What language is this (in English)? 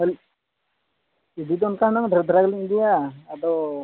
Santali